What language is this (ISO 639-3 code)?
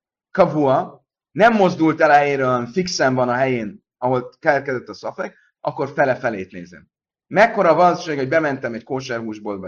hun